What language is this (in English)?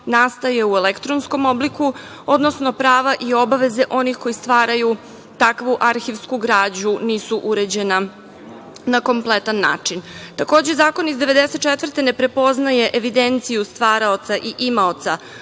Serbian